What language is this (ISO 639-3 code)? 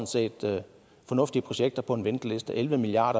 dan